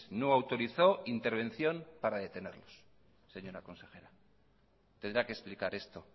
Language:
Spanish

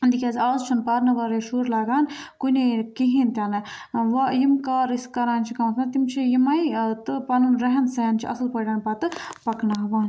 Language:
Kashmiri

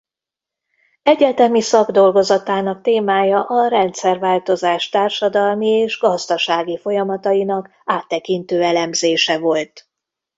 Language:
Hungarian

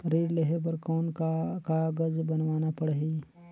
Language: Chhattisgarhi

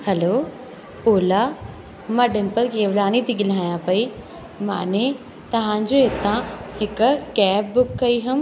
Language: Sindhi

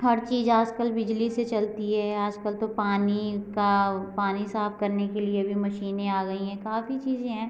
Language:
Hindi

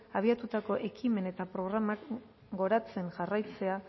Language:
Basque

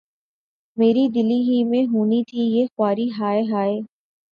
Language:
Urdu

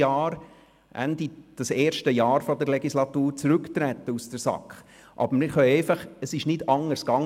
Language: Swiss German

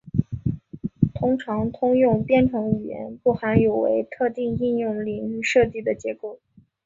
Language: Chinese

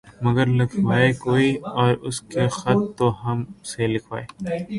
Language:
Urdu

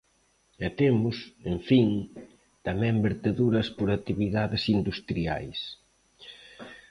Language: Galician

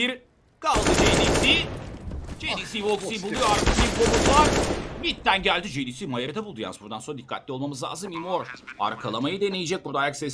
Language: Turkish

